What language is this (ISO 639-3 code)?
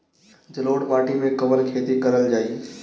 bho